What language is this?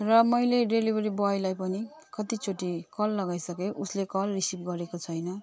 Nepali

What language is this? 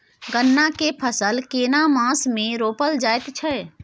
Maithili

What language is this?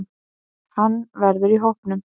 Icelandic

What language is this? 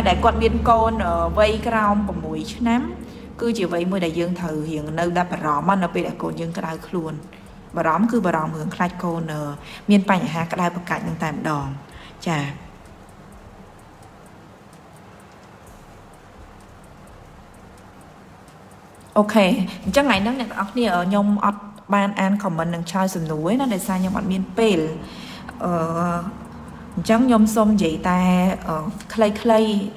Vietnamese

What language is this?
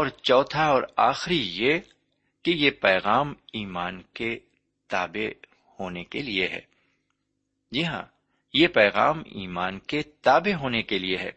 Urdu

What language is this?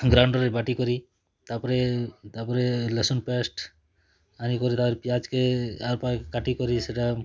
Odia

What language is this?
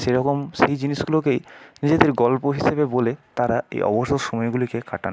Bangla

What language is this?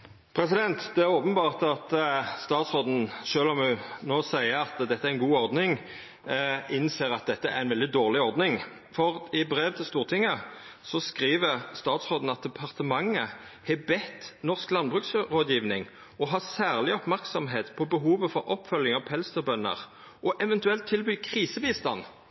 Norwegian Nynorsk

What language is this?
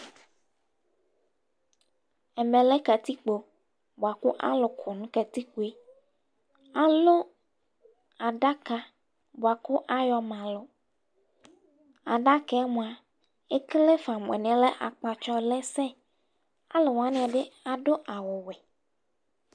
Ikposo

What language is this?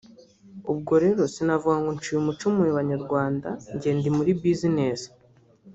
Kinyarwanda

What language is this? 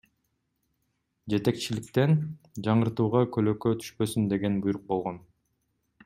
Kyrgyz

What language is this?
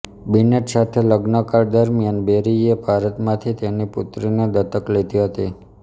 Gujarati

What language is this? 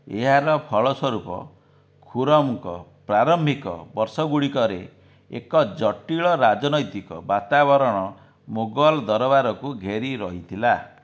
Odia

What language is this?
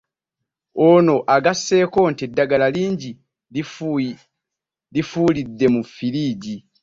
Ganda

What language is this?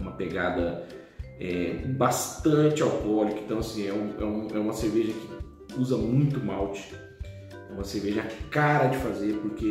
Portuguese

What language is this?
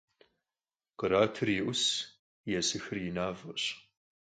Kabardian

